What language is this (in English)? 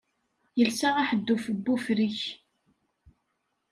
Kabyle